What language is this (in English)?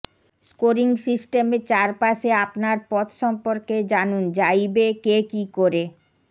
Bangla